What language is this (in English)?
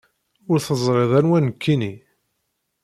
Kabyle